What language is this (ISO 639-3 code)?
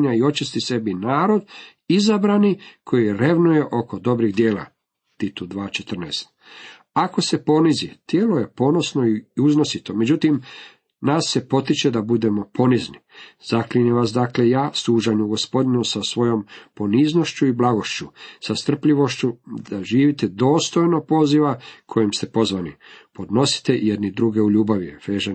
hrv